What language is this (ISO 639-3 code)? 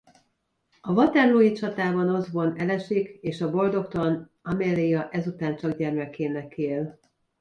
hun